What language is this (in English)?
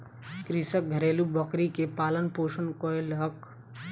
Maithili